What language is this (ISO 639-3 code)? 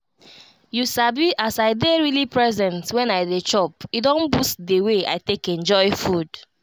pcm